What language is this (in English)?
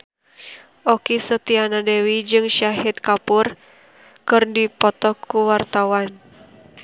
Sundanese